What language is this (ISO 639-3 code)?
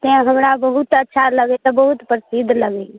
mai